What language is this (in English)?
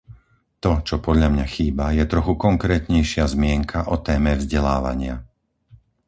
Slovak